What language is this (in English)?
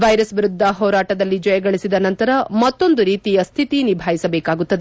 Kannada